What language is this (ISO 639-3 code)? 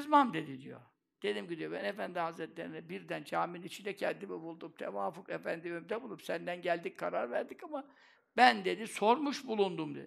tur